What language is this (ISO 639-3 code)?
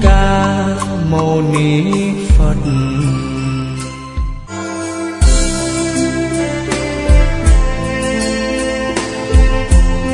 vie